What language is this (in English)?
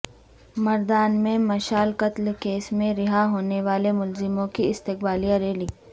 Urdu